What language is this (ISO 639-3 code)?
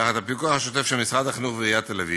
heb